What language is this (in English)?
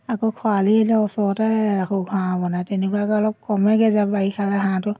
Assamese